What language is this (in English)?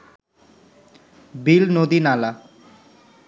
Bangla